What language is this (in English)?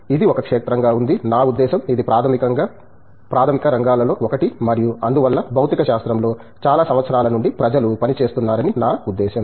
Telugu